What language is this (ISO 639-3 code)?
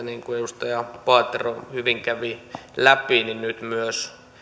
fin